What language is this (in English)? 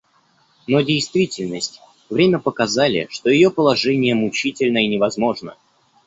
Russian